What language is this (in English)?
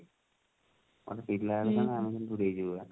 Odia